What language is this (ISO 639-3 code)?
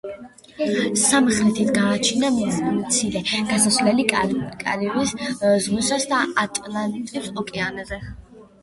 kat